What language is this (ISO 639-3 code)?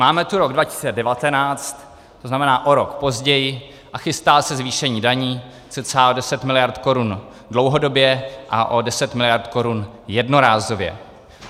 ces